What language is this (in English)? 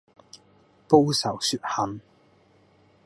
Cantonese